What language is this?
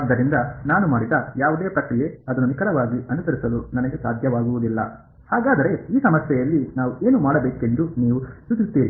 Kannada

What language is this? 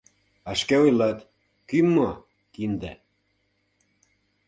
Mari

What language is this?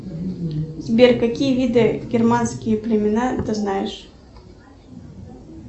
Russian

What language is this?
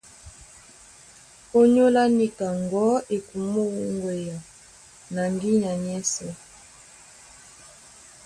Duala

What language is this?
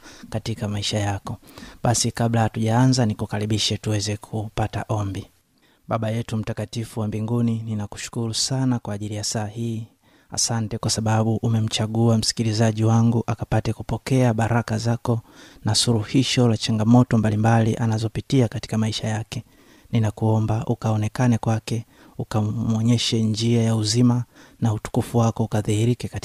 Swahili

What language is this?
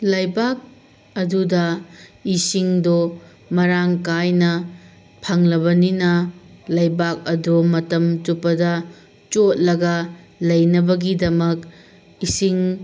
Manipuri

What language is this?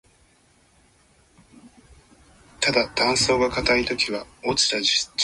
Japanese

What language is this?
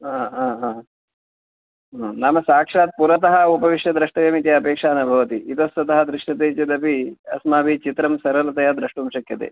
Sanskrit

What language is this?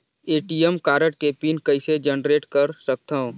Chhattisgarhi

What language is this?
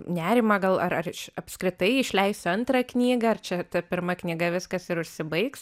Lithuanian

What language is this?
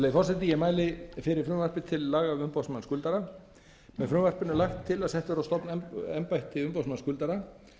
Icelandic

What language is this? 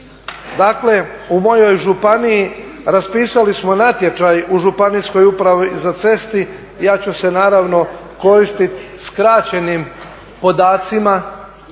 Croatian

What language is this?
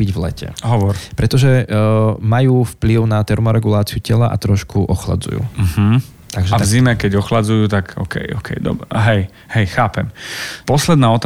Slovak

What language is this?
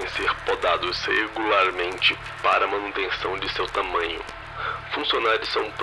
Portuguese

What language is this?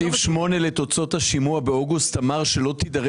Hebrew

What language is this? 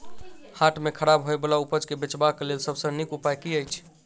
Maithili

